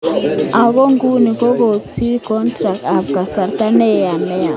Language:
Kalenjin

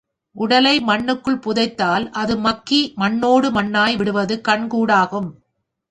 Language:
Tamil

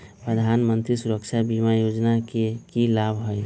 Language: Magahi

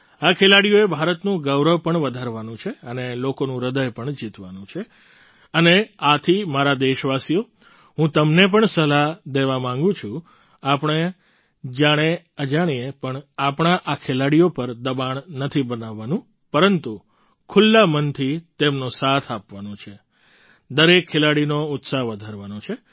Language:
Gujarati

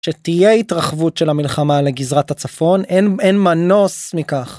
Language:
Hebrew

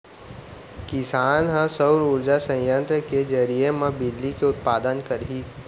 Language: Chhattisgarhi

